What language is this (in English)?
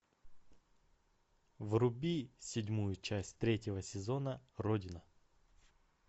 Russian